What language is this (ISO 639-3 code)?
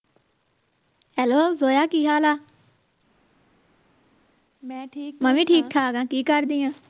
pan